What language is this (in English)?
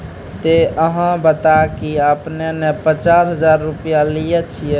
Maithili